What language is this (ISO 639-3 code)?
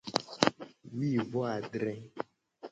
gej